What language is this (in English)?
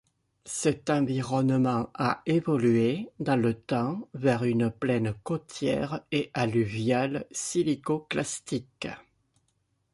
French